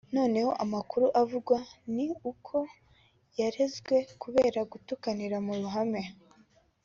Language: Kinyarwanda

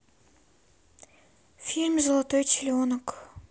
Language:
Russian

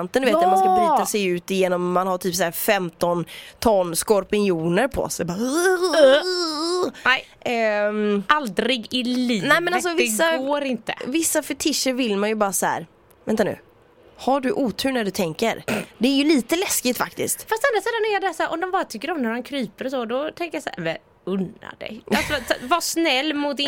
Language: Swedish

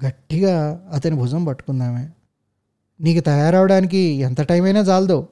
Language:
Telugu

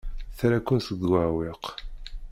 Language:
Kabyle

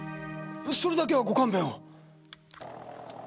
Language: Japanese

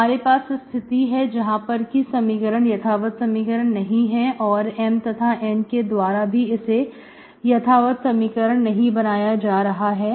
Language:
Hindi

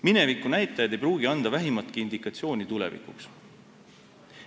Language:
Estonian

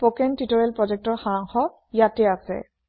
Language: Assamese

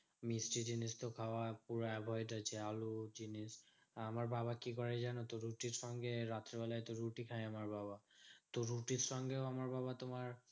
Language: Bangla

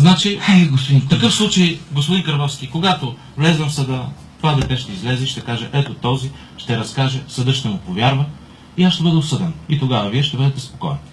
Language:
Bulgarian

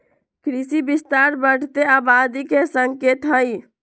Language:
Magahi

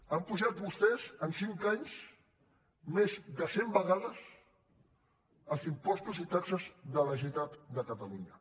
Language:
Catalan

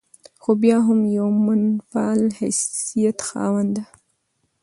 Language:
Pashto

